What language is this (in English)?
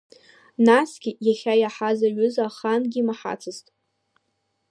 Abkhazian